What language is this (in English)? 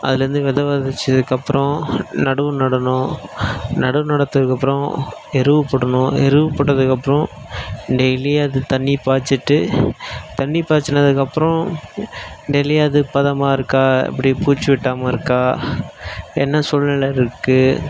Tamil